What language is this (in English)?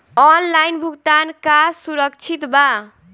Bhojpuri